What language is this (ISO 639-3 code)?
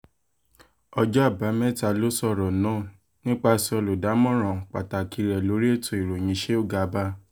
yor